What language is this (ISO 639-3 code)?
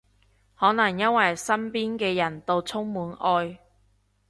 yue